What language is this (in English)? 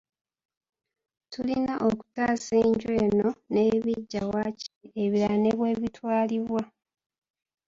Ganda